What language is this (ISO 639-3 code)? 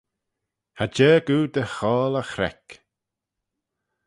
glv